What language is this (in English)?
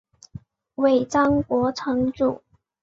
Chinese